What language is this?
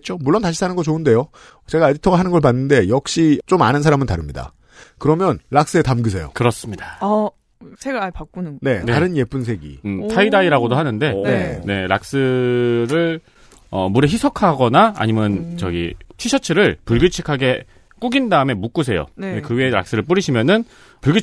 Korean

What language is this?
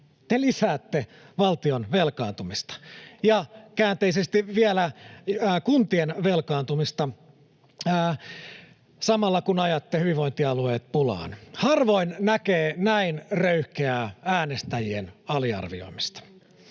Finnish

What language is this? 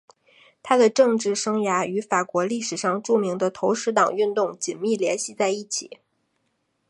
Chinese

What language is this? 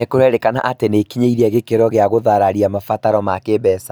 Kikuyu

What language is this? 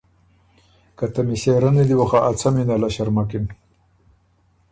Ormuri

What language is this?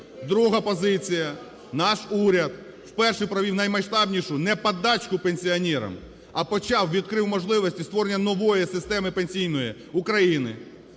Ukrainian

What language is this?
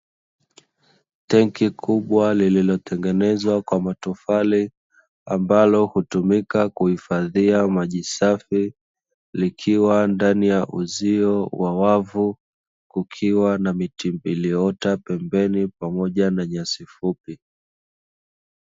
Swahili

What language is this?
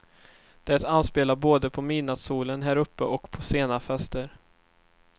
Swedish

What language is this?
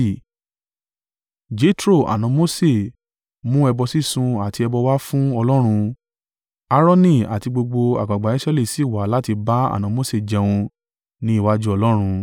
Yoruba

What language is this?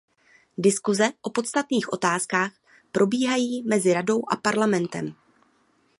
Czech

